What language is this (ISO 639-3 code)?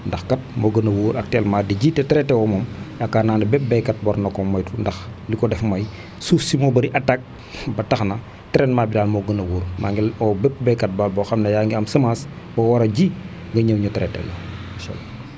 wol